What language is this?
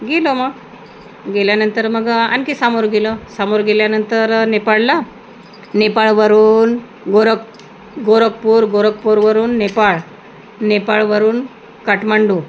Marathi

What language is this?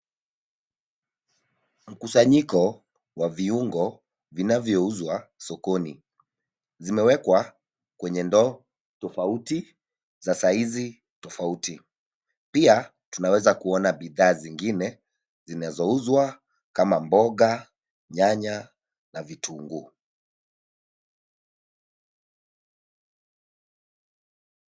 Swahili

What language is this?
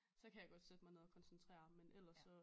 Danish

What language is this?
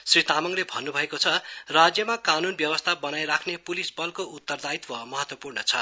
Nepali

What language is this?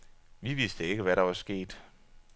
Danish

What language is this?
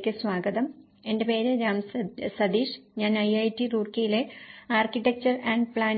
Malayalam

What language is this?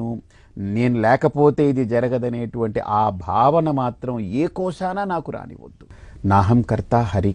Telugu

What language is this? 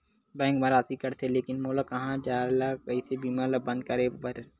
Chhattisgarhi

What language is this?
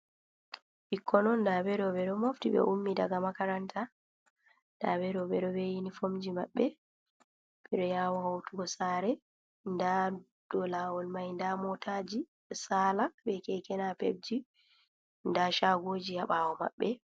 Fula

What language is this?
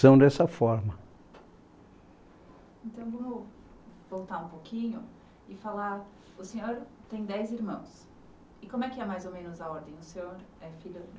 Portuguese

